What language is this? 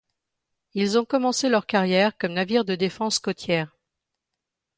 French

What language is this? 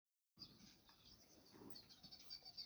Somali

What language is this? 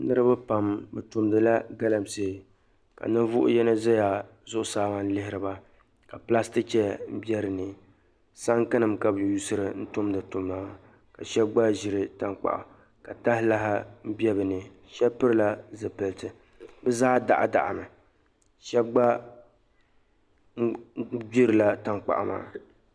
Dagbani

